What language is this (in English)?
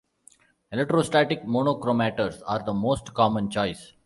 English